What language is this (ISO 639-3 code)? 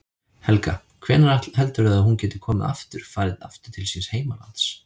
isl